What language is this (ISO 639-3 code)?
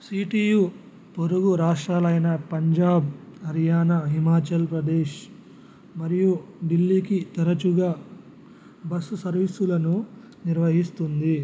tel